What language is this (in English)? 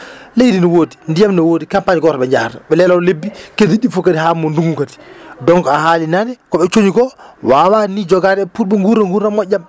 Fula